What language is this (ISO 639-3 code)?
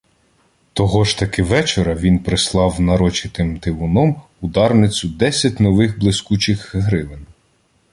ukr